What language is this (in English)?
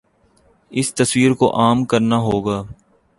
Urdu